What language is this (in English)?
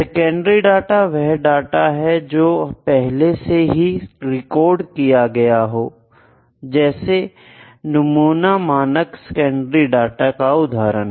Hindi